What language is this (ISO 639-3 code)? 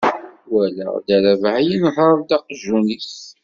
kab